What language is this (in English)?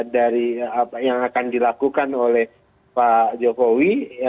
Indonesian